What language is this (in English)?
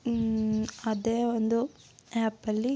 Kannada